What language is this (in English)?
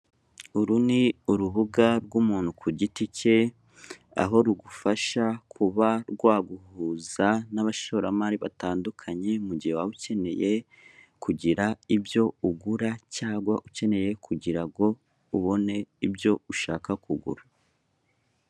Kinyarwanda